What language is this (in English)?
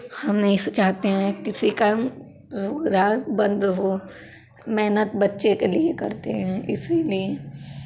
Hindi